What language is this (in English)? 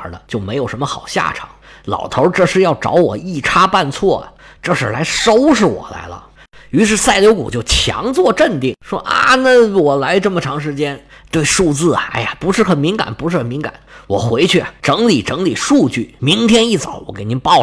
Chinese